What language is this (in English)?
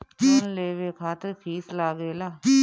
Bhojpuri